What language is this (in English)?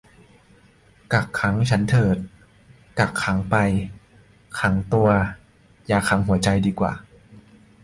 Thai